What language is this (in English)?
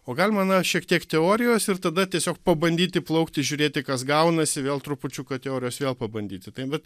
Lithuanian